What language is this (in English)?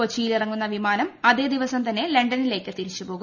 Malayalam